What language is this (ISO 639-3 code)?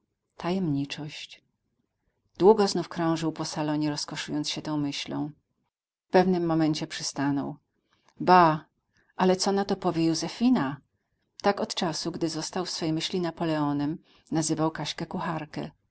pol